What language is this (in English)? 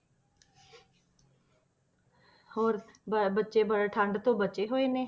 Punjabi